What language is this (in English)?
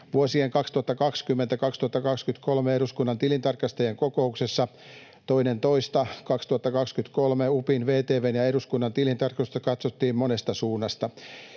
Finnish